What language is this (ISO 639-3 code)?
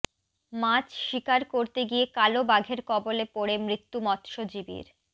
ben